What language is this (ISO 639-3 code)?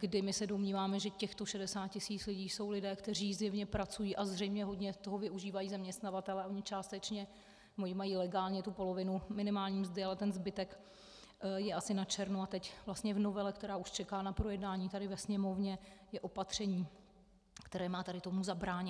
ces